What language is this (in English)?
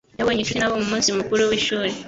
Kinyarwanda